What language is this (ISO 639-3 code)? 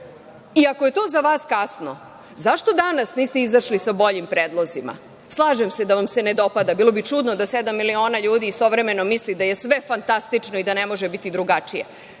srp